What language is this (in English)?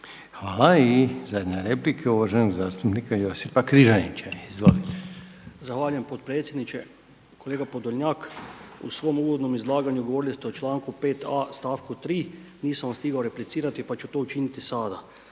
Croatian